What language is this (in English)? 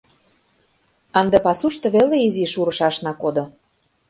Mari